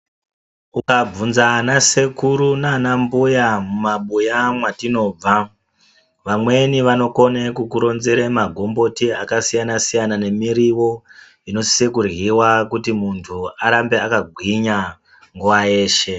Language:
Ndau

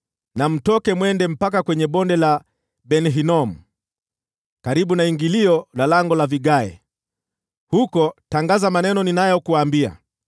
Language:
Swahili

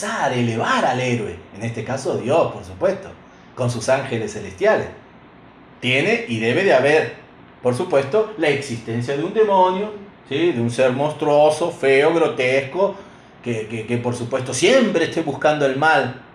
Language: Spanish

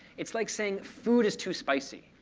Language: English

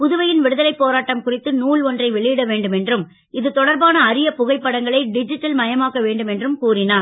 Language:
Tamil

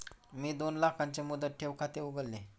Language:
Marathi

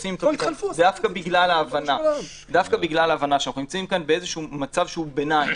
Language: Hebrew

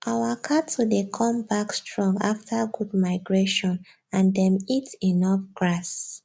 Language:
Nigerian Pidgin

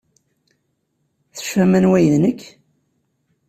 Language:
Kabyle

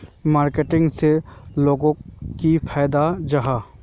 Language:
Magahi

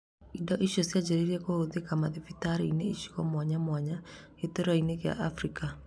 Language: Kikuyu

